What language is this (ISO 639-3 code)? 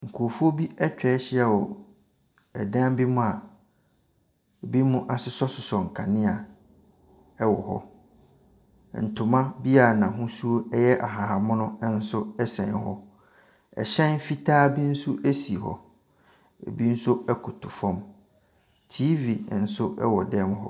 aka